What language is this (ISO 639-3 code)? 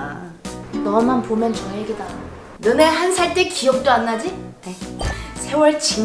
kor